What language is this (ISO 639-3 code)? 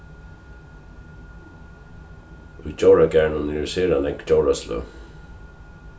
fao